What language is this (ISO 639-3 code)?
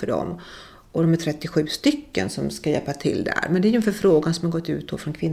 swe